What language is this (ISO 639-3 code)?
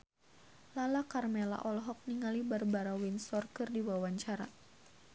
sun